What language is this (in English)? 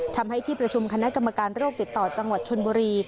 Thai